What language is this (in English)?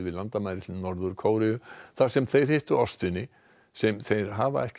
Icelandic